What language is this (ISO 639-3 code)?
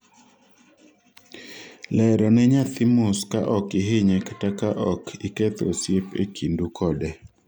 luo